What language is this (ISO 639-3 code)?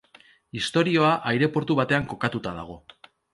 eus